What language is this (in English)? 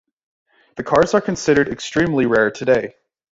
English